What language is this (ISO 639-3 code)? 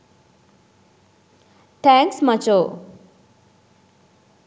sin